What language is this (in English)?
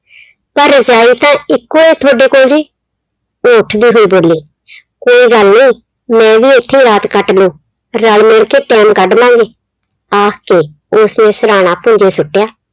Punjabi